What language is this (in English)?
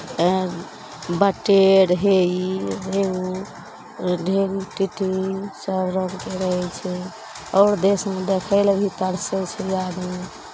Maithili